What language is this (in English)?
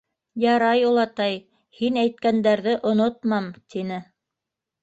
Bashkir